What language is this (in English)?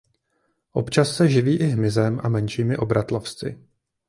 Czech